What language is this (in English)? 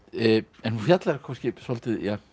Icelandic